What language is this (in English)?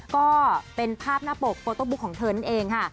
Thai